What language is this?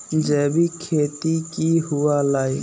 Magahi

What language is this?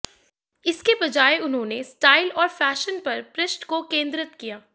Hindi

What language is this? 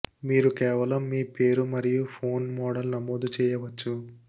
Telugu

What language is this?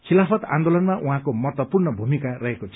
Nepali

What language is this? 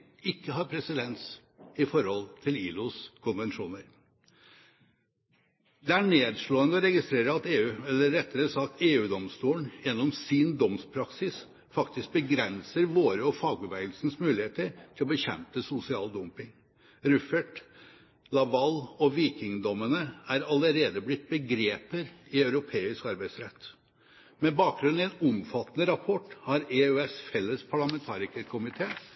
Norwegian Bokmål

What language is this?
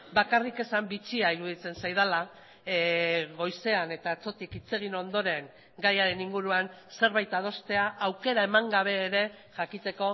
Basque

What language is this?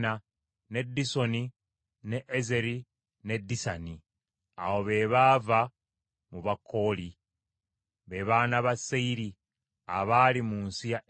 Ganda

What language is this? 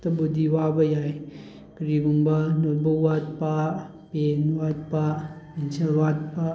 Manipuri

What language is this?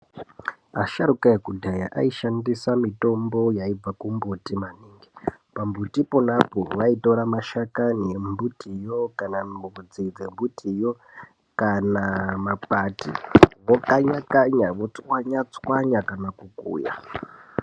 Ndau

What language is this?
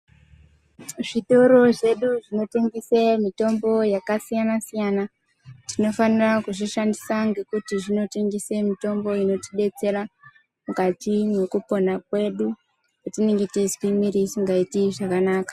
Ndau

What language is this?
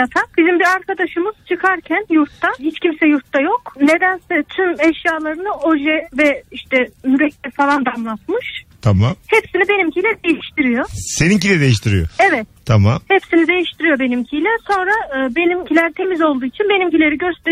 Turkish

